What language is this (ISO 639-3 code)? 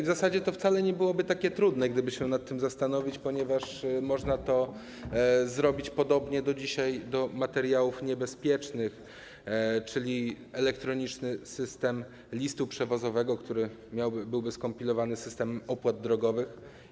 pol